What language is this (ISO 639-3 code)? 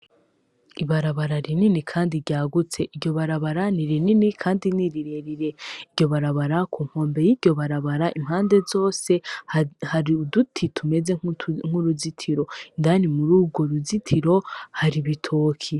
run